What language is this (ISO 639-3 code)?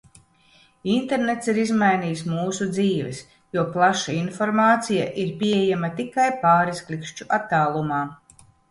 lav